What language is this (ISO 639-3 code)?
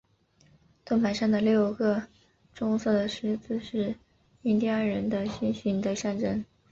zho